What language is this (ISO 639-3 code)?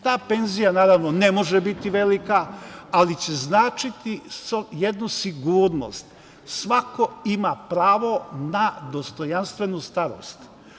srp